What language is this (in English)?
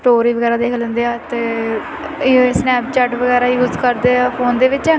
Punjabi